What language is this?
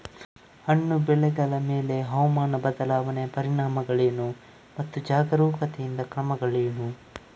Kannada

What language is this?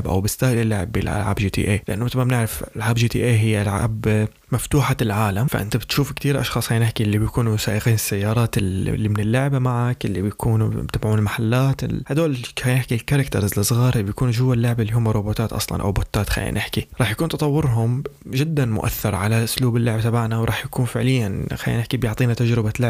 Arabic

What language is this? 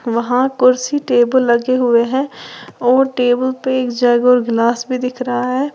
Hindi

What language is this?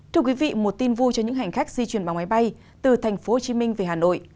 Vietnamese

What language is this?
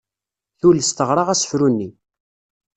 Kabyle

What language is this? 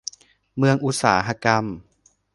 Thai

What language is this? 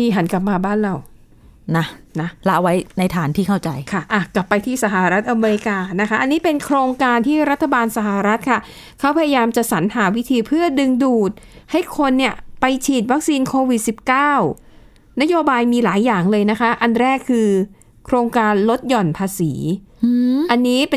Thai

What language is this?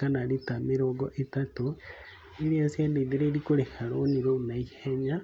Kikuyu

